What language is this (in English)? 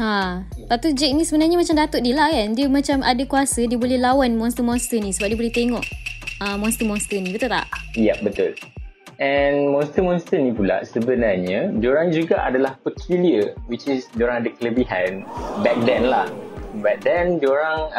Malay